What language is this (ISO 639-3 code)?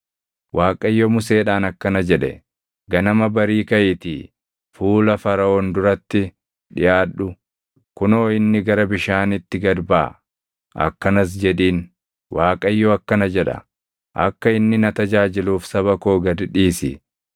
orm